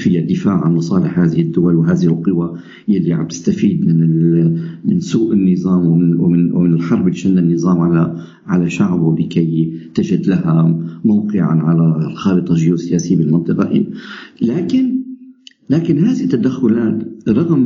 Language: Arabic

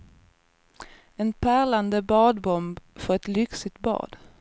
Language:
Swedish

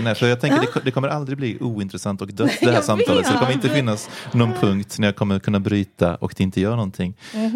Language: Swedish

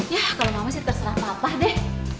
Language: Indonesian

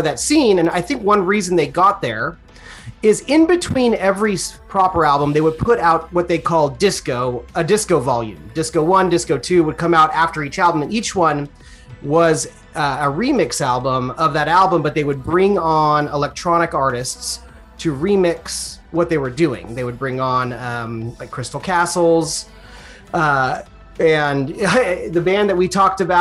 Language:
English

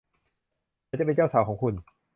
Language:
Thai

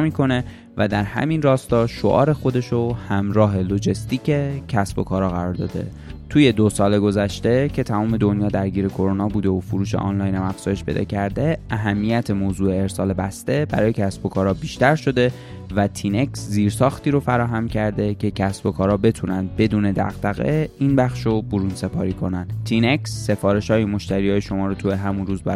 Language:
Persian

